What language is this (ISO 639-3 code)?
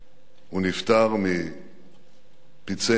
heb